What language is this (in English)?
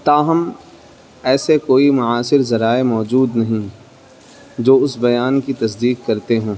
Urdu